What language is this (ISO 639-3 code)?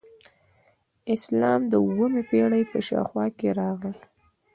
pus